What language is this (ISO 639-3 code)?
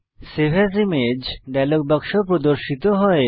ben